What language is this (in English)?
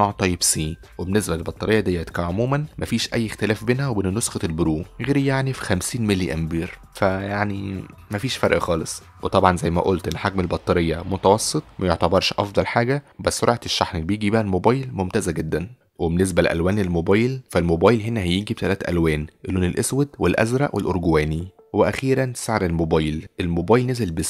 Arabic